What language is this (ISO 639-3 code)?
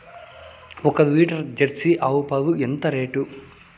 tel